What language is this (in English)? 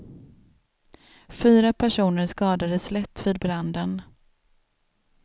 Swedish